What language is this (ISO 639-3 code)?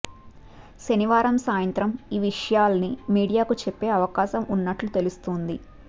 tel